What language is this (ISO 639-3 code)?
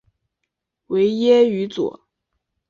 zho